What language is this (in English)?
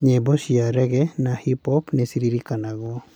Kikuyu